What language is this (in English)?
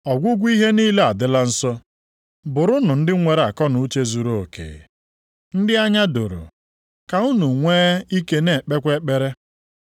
Igbo